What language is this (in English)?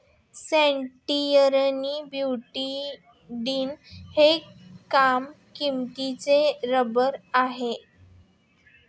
Marathi